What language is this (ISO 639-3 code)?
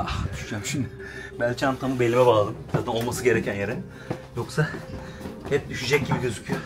tur